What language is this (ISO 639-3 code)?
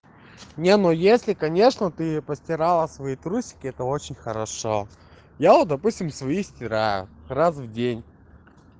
rus